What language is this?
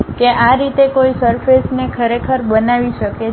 Gujarati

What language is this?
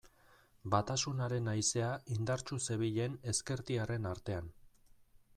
Basque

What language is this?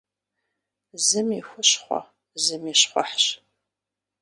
Kabardian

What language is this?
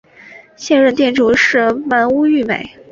Chinese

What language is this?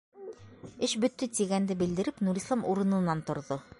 Bashkir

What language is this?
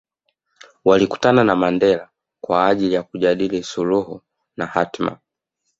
Swahili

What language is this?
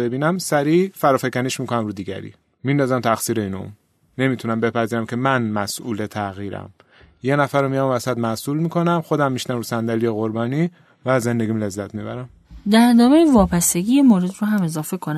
Persian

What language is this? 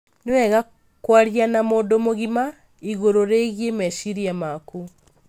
Kikuyu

